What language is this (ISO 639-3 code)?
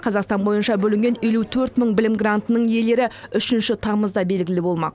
kaz